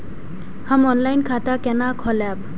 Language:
Maithili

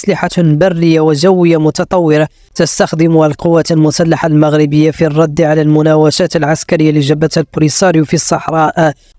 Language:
Arabic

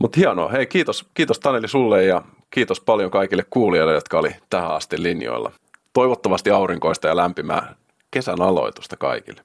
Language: Finnish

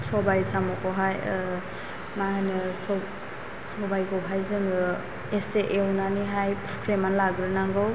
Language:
Bodo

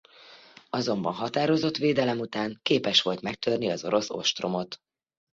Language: Hungarian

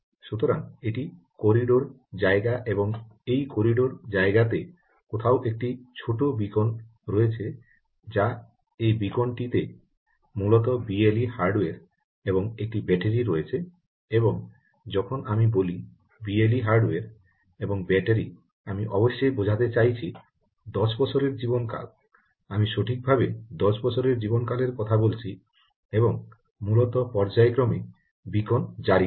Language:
Bangla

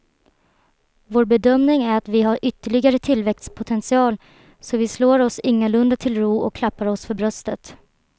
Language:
Swedish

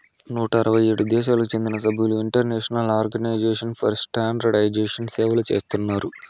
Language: Telugu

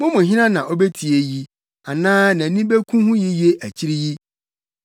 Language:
Akan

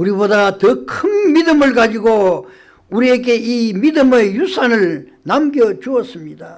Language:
Korean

